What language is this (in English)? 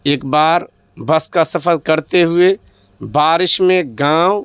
Urdu